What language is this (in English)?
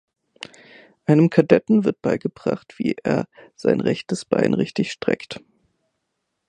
German